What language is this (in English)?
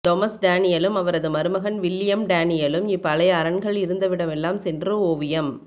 Tamil